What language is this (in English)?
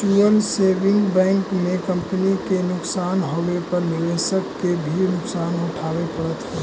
Magahi